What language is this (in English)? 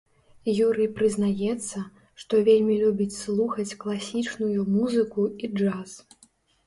Belarusian